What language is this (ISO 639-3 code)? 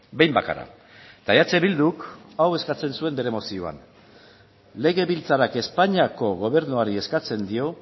eus